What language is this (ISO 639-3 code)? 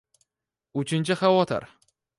uzb